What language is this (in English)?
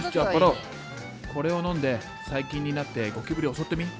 Japanese